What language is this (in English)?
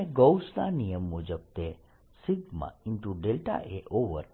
Gujarati